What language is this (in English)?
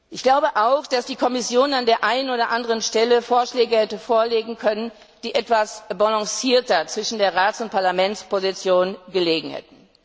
German